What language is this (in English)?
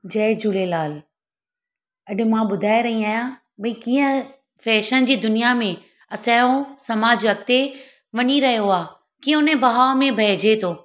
Sindhi